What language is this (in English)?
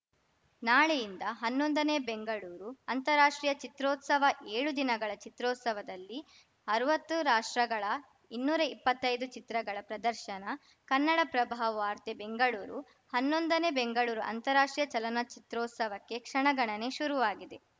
Kannada